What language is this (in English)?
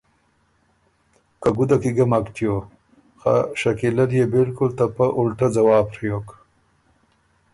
Ormuri